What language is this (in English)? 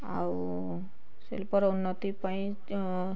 Odia